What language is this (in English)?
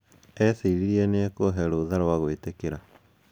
Kikuyu